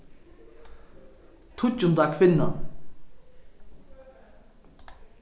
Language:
Faroese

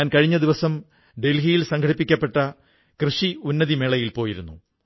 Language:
Malayalam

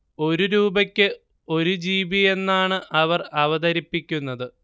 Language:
Malayalam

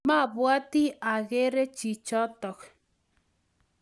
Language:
Kalenjin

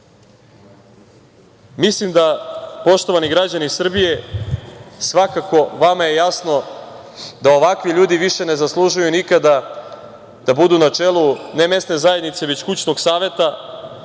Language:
Serbian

